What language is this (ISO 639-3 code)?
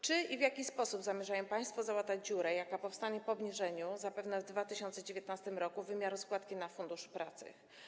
pol